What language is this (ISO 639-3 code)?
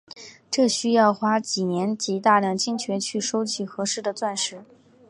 zho